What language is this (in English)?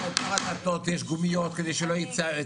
Hebrew